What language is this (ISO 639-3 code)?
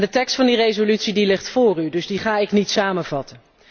nld